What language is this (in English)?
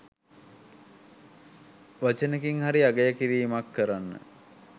Sinhala